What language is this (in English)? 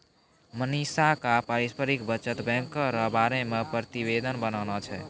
Maithili